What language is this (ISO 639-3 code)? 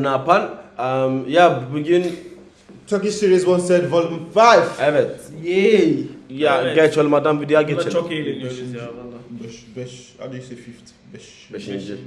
tur